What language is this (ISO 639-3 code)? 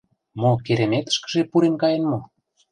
chm